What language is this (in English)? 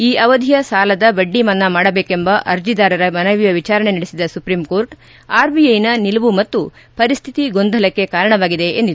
Kannada